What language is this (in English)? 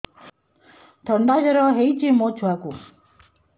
Odia